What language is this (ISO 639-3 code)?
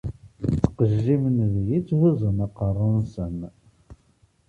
kab